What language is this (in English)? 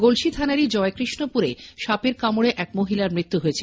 Bangla